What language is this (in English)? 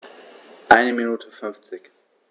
German